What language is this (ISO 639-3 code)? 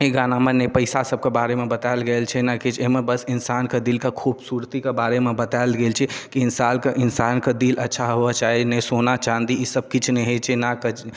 mai